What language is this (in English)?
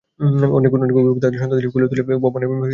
Bangla